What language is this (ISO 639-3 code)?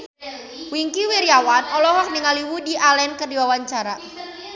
sun